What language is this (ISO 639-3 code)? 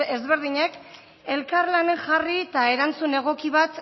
eus